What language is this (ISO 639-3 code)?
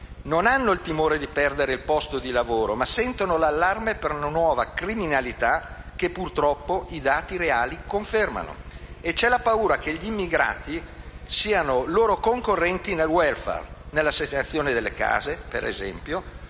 ita